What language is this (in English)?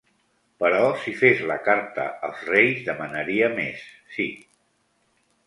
Catalan